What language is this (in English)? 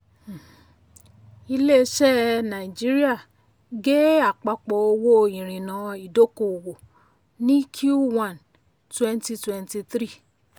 Yoruba